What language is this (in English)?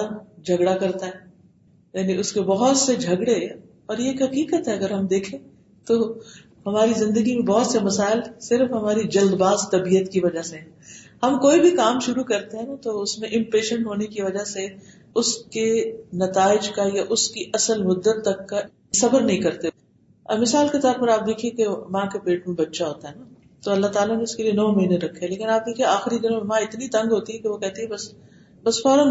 Urdu